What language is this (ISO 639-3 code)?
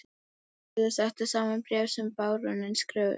isl